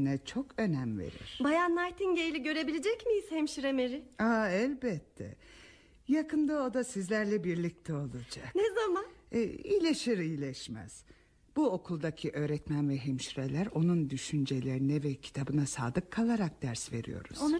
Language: Turkish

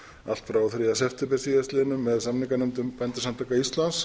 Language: Icelandic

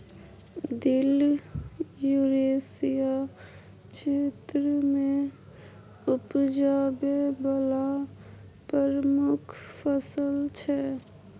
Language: Maithili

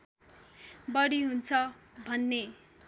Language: Nepali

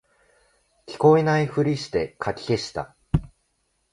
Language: Japanese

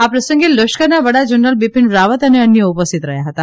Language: Gujarati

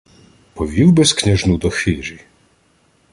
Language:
Ukrainian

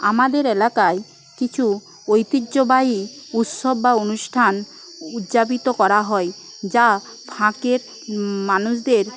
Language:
Bangla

